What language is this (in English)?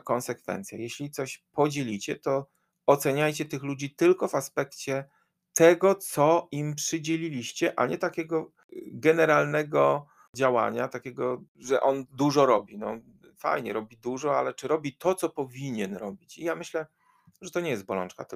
Polish